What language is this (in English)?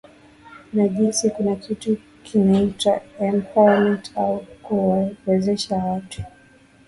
Swahili